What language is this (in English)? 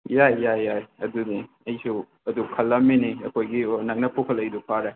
Manipuri